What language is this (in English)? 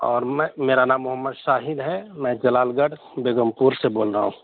Urdu